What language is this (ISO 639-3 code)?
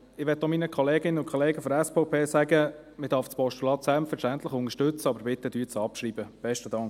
gsw